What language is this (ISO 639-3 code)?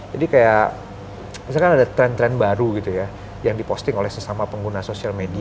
ind